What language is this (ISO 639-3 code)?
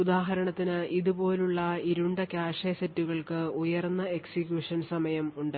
mal